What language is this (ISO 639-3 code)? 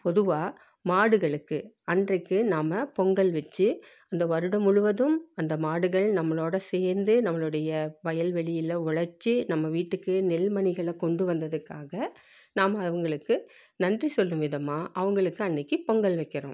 tam